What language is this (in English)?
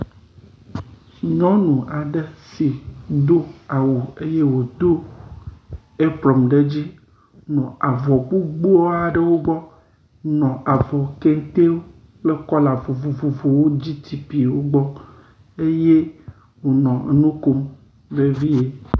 Ewe